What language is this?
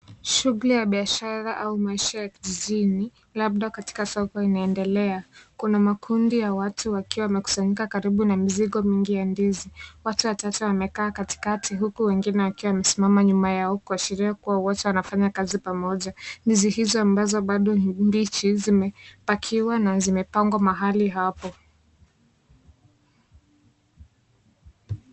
Swahili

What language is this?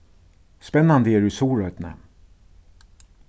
Faroese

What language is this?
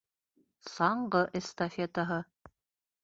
Bashkir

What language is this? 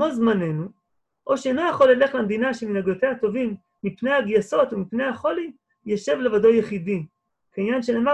Hebrew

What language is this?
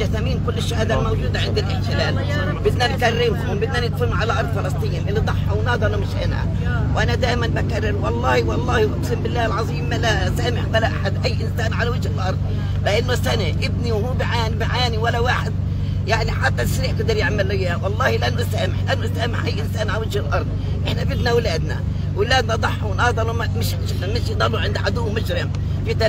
Arabic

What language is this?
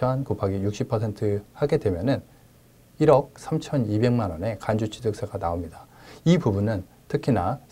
Korean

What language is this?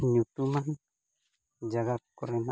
Santali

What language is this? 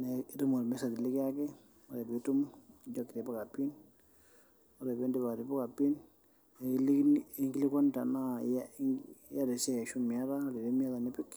Masai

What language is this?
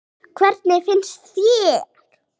Icelandic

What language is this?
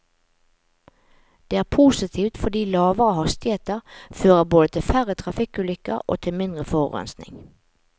Norwegian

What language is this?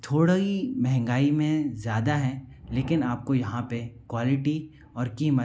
Hindi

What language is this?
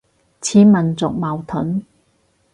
Cantonese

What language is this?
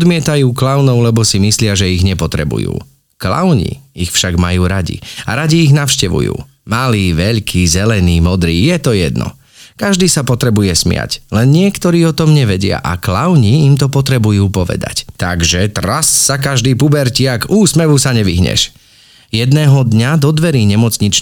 Slovak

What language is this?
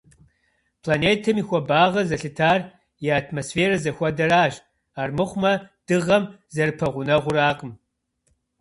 Kabardian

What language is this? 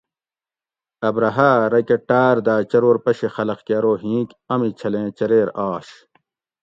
Gawri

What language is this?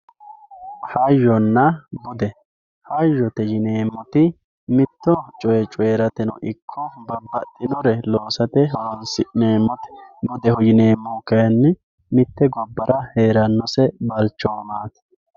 Sidamo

